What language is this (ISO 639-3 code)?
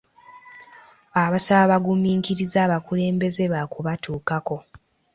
lug